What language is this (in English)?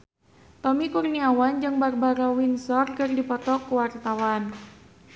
Sundanese